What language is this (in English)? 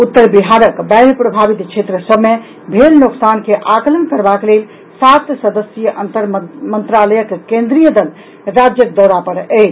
Maithili